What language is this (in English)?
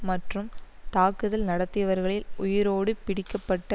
Tamil